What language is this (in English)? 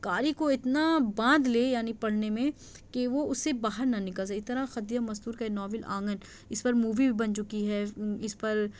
Urdu